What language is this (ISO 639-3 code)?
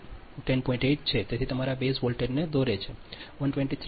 guj